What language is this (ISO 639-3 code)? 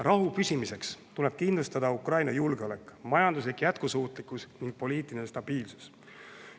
est